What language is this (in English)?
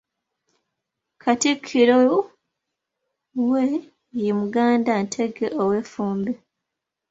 Ganda